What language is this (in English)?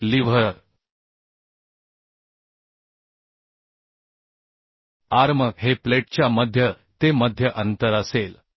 Marathi